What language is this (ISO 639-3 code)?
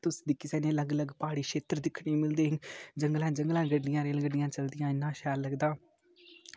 doi